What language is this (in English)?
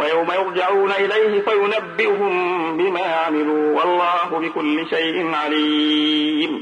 Arabic